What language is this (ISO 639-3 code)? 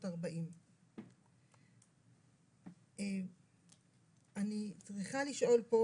heb